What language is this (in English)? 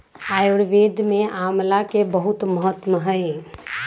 Magahi